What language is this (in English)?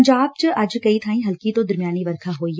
Punjabi